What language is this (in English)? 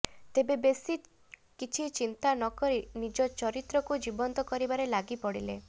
Odia